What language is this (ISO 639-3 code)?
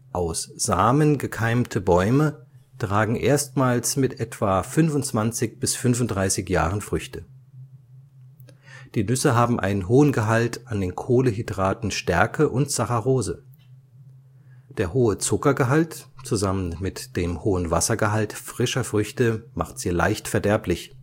deu